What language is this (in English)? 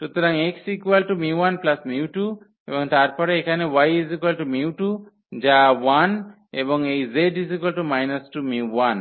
Bangla